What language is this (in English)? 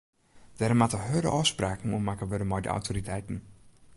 Western Frisian